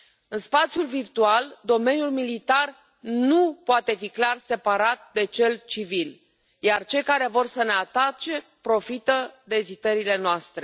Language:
Romanian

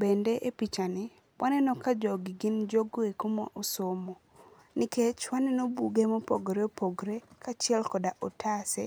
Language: Luo (Kenya and Tanzania)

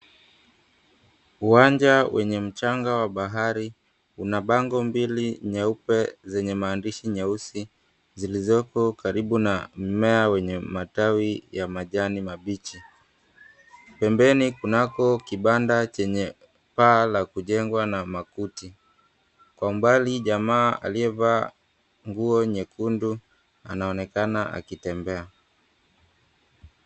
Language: Swahili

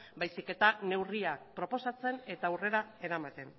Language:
Basque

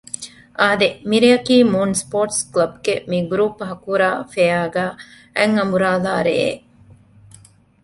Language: Divehi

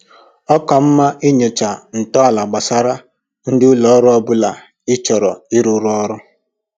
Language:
Igbo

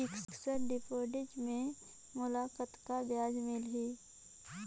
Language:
Chhattisgarhi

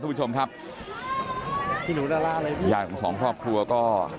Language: Thai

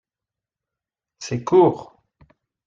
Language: French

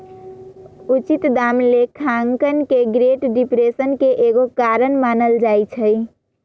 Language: Magahi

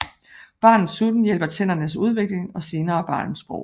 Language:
Danish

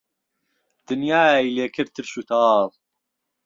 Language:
Central Kurdish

